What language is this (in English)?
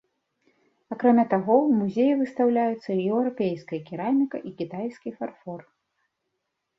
Belarusian